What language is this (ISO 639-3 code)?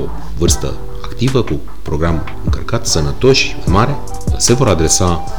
ron